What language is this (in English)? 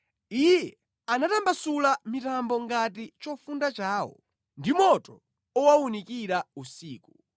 Nyanja